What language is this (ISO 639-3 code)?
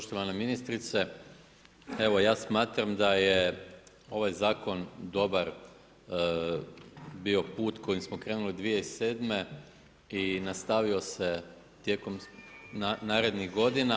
hrv